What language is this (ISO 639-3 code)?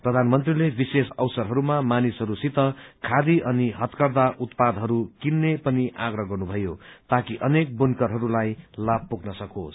nep